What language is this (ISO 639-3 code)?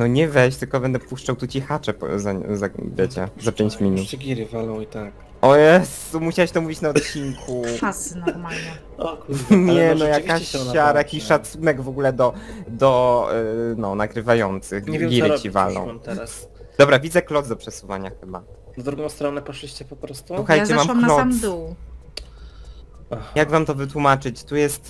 pol